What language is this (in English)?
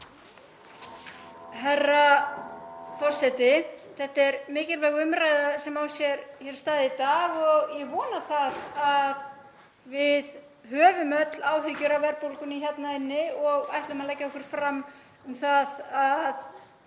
Icelandic